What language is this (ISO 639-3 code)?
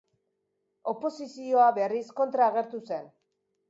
eus